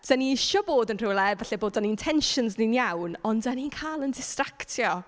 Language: Welsh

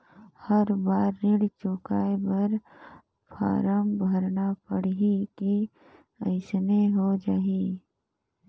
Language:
Chhattisgarhi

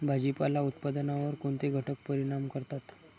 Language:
Marathi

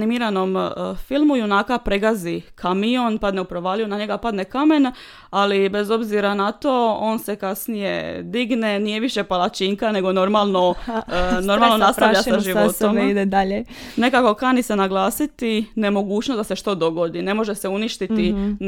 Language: Croatian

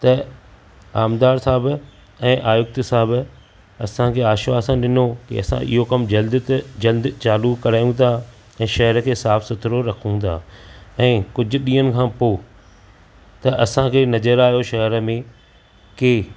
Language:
Sindhi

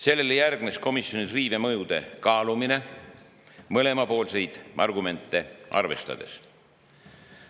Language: Estonian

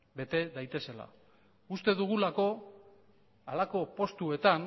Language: Basque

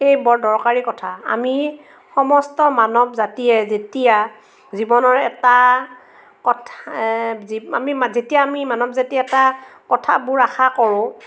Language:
Assamese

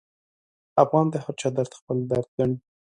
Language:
Pashto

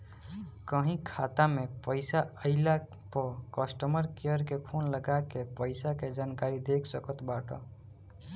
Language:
Bhojpuri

